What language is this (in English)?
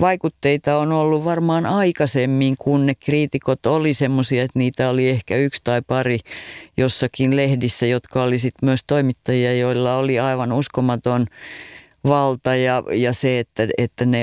Finnish